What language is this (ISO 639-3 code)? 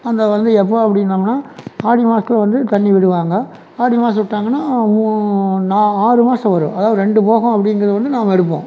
tam